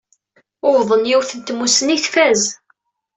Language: Kabyle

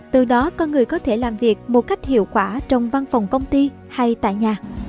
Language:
Vietnamese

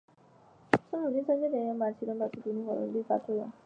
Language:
Chinese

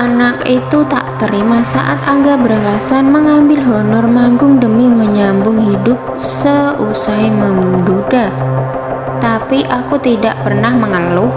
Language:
Indonesian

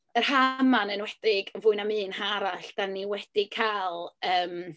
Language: Welsh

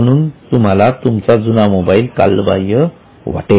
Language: Marathi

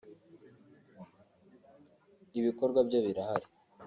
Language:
Kinyarwanda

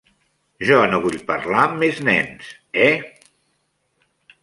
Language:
Catalan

